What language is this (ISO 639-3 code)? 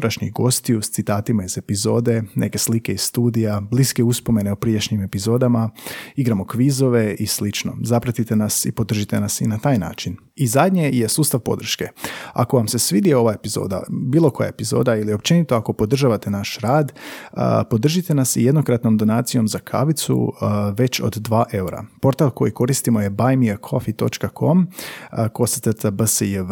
hrv